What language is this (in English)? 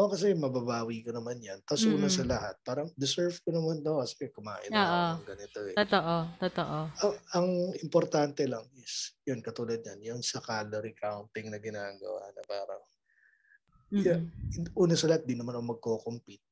Filipino